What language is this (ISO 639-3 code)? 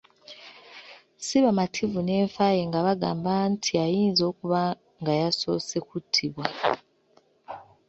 lug